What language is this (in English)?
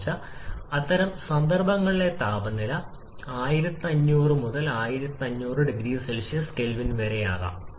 Malayalam